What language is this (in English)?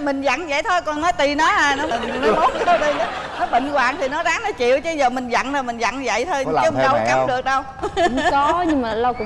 Vietnamese